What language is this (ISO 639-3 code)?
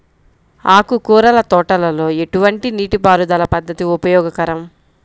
tel